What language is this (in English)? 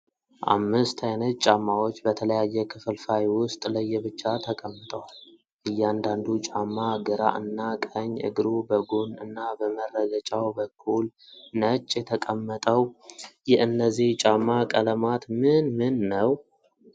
Amharic